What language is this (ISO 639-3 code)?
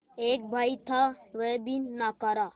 hin